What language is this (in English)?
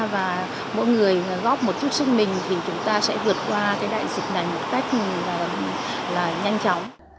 Vietnamese